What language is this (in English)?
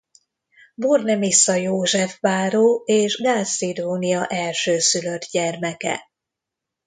Hungarian